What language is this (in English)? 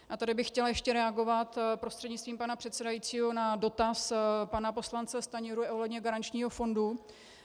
Czech